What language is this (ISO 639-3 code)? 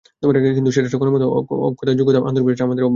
ben